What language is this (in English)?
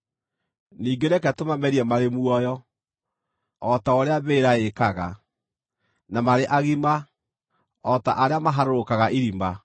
Kikuyu